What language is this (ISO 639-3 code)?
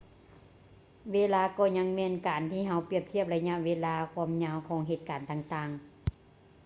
lao